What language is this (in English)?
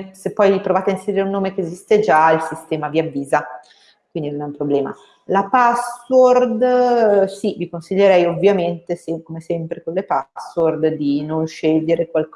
Italian